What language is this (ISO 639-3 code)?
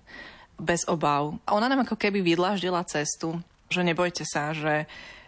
slk